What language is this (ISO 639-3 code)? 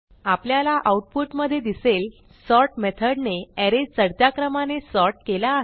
mar